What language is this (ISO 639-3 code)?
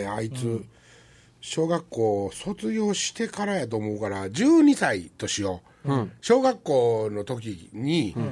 jpn